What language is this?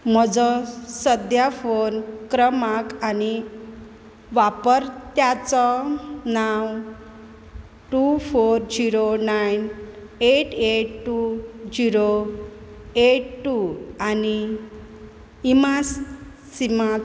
Konkani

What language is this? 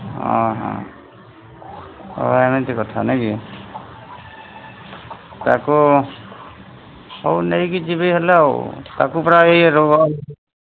Odia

